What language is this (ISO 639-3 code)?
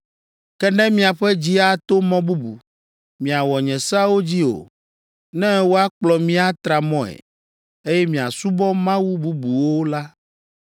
ewe